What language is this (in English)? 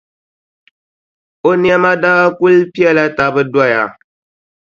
Dagbani